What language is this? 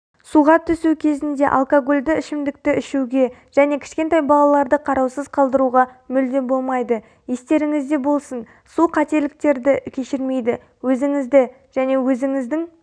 Kazakh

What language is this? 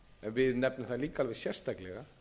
Icelandic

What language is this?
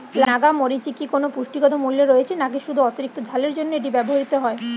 Bangla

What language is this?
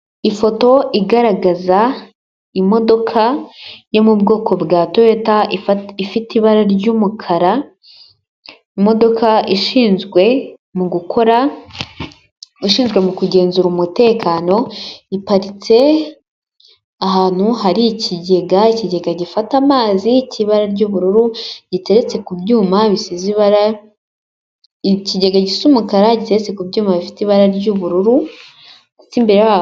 Kinyarwanda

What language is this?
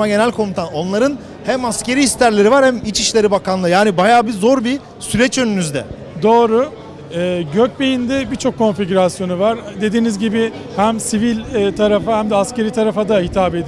Turkish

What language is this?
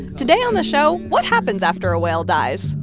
English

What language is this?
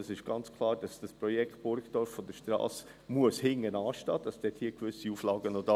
Swiss German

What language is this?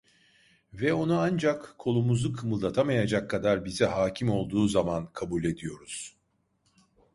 Turkish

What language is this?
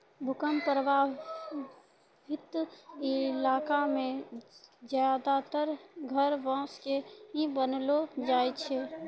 Maithili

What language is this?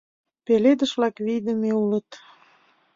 Mari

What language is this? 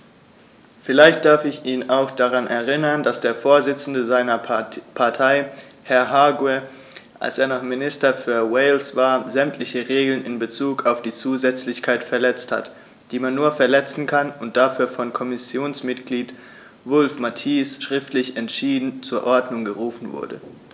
German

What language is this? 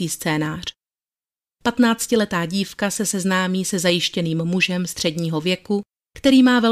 Czech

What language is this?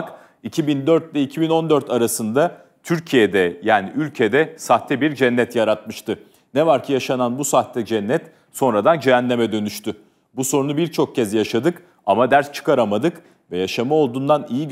Turkish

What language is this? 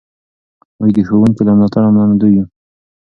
Pashto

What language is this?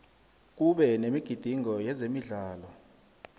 South Ndebele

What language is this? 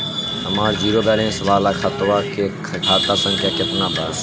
Bhojpuri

